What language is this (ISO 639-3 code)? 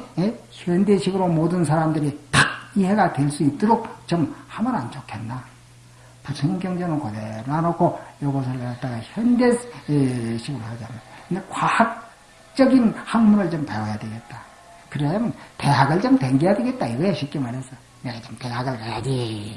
kor